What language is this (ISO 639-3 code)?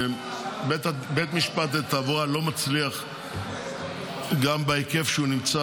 heb